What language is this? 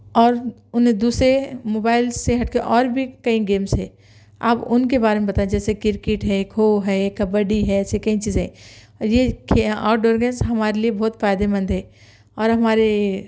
Urdu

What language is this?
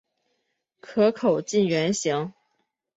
Chinese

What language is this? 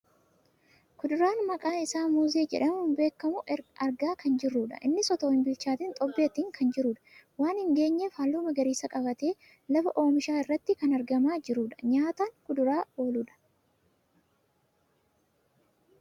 Oromo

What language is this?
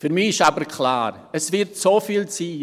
Swiss German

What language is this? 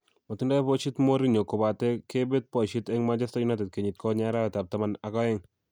Kalenjin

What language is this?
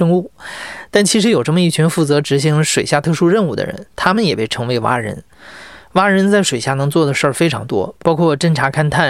Chinese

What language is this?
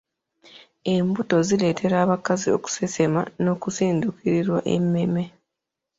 Ganda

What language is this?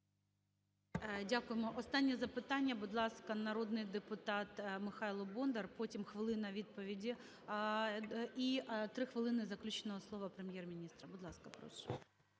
Ukrainian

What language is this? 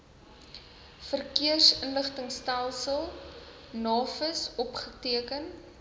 Afrikaans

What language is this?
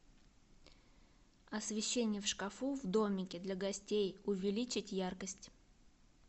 Russian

